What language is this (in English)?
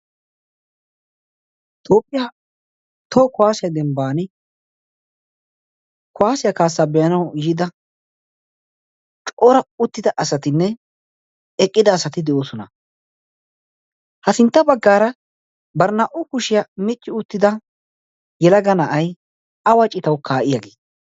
Wolaytta